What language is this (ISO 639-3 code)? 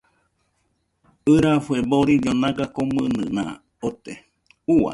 hux